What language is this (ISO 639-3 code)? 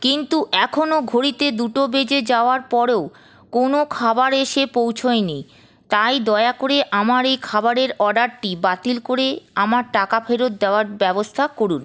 ben